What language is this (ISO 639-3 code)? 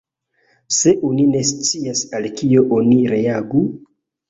epo